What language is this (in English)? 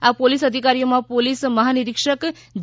Gujarati